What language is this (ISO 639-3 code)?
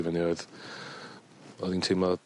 cym